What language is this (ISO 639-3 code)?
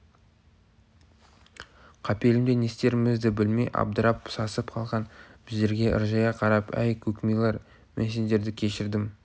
kaz